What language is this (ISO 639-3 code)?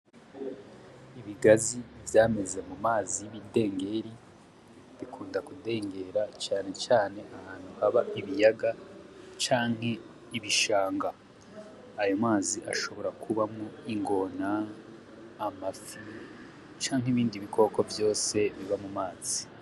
run